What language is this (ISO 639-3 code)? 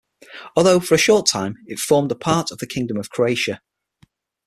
eng